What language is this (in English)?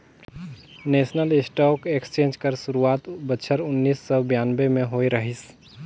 Chhattisgarhi